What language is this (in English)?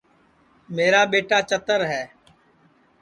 Sansi